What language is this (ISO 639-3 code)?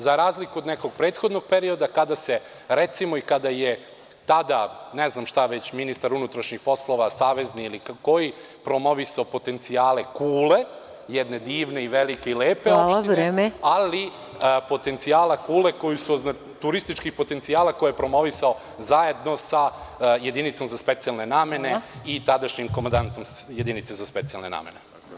srp